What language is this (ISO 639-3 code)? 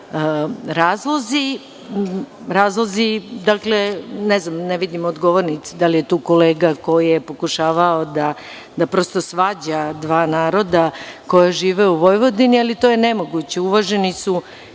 srp